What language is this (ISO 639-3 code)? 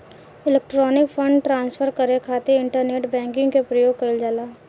bho